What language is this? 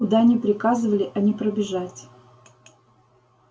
Russian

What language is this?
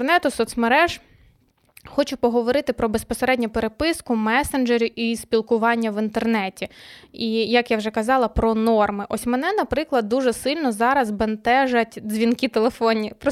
Ukrainian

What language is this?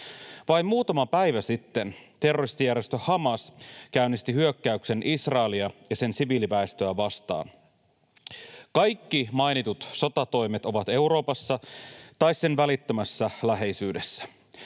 Finnish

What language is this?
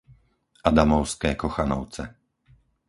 Slovak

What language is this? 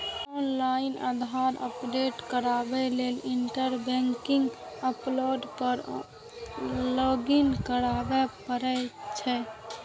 Maithili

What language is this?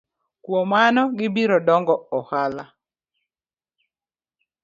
Luo (Kenya and Tanzania)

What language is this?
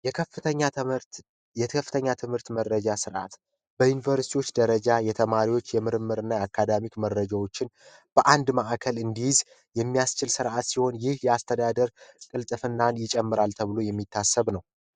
Amharic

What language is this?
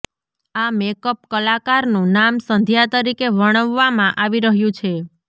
Gujarati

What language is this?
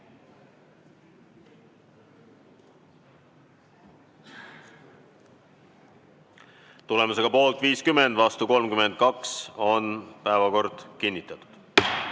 Estonian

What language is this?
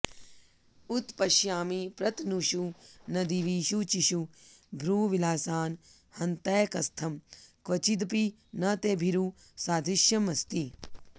Sanskrit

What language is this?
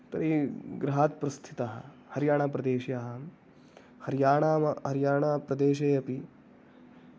Sanskrit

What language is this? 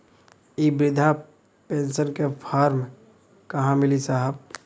Bhojpuri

